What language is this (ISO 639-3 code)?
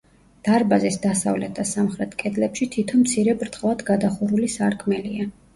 kat